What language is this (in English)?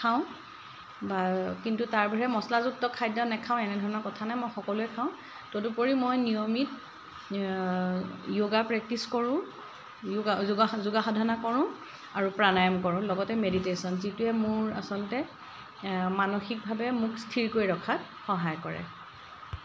Assamese